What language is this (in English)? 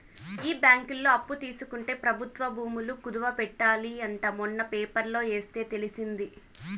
Telugu